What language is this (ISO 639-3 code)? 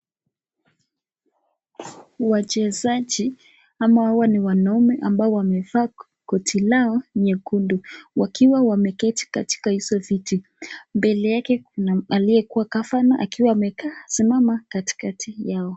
swa